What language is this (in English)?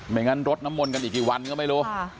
Thai